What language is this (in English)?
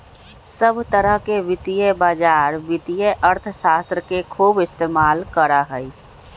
Magahi